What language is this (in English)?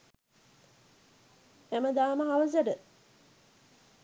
Sinhala